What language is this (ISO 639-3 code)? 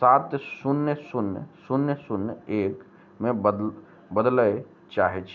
mai